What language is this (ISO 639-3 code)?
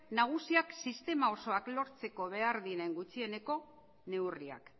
eus